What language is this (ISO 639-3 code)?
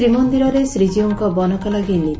ori